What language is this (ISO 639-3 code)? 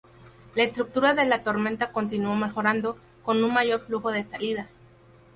spa